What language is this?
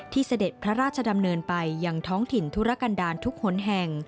Thai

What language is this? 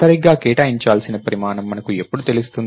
Telugu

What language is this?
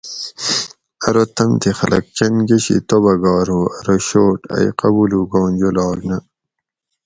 Gawri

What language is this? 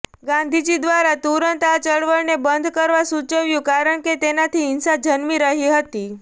Gujarati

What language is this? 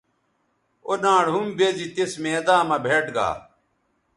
Bateri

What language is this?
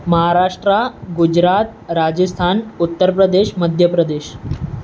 Sindhi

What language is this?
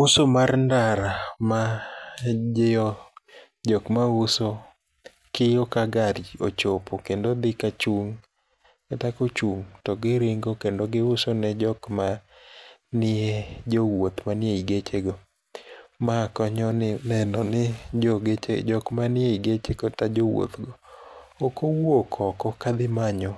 Luo (Kenya and Tanzania)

